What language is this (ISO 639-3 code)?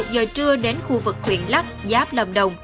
vie